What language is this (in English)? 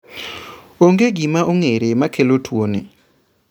Luo (Kenya and Tanzania)